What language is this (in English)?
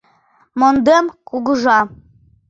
Mari